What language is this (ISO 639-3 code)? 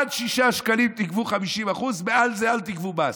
heb